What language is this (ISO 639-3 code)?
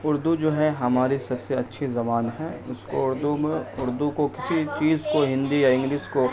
urd